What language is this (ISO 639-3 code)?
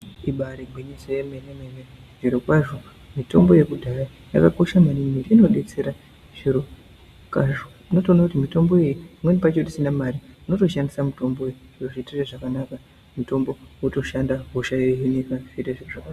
ndc